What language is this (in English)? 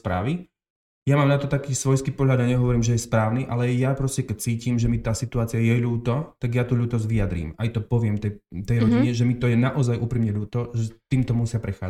Slovak